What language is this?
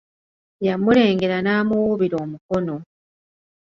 Ganda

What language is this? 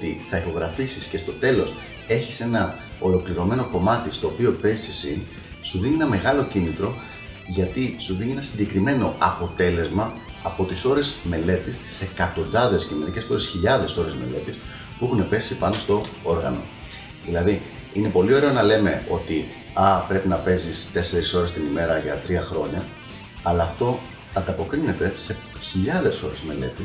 Greek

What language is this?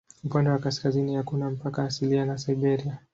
Swahili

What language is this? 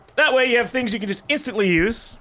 English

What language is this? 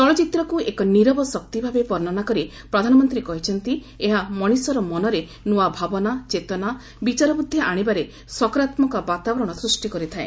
Odia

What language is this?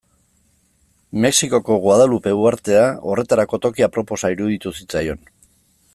Basque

